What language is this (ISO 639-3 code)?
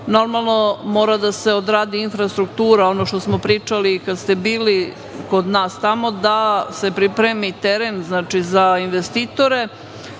srp